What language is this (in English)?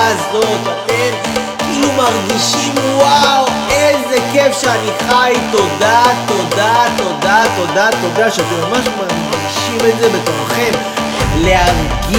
Hebrew